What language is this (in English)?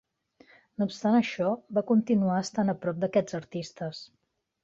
Catalan